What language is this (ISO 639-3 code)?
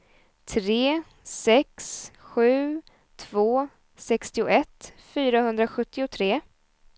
swe